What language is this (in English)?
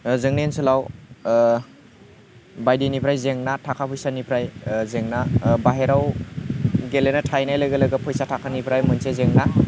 Bodo